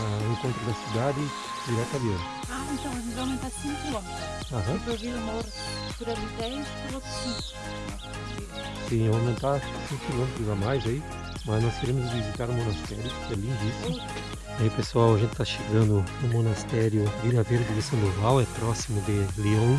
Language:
Portuguese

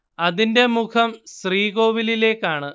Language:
Malayalam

